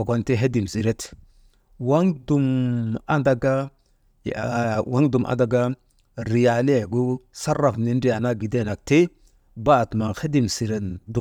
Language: Maba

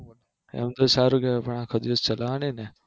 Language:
Gujarati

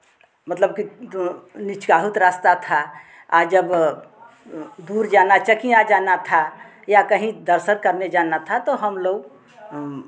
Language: Hindi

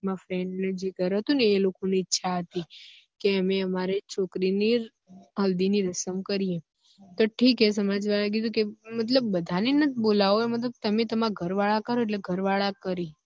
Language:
Gujarati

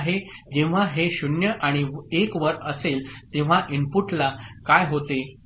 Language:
Marathi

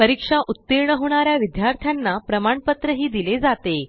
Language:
Marathi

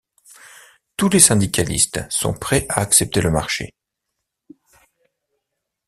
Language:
French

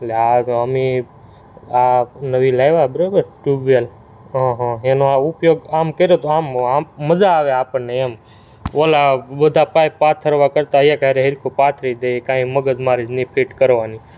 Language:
Gujarati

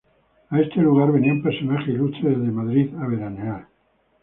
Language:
Spanish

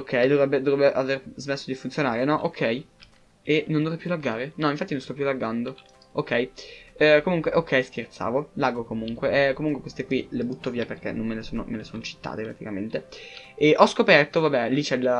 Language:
Italian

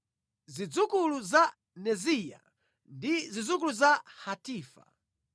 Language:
Nyanja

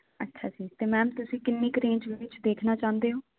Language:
Punjabi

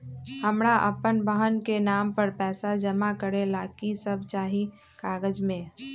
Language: Magahi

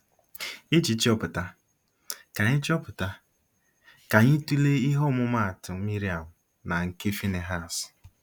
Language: Igbo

